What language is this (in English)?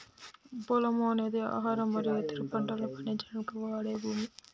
Telugu